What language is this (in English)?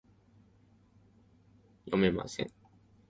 Japanese